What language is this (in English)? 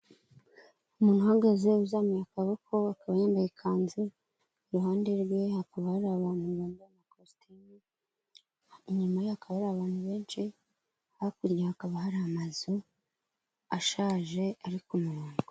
Kinyarwanda